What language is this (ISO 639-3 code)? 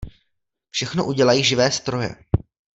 ces